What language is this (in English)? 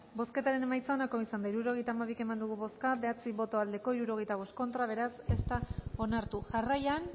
Basque